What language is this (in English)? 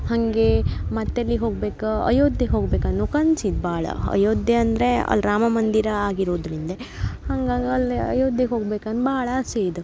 Kannada